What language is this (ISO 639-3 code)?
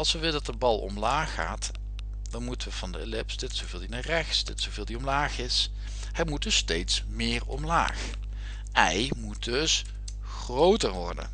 nld